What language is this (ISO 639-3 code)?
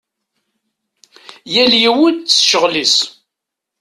kab